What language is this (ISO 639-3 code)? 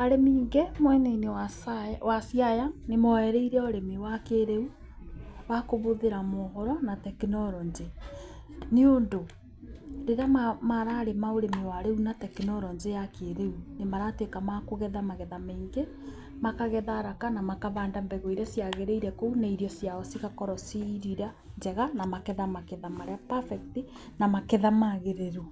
kik